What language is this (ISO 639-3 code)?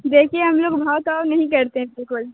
urd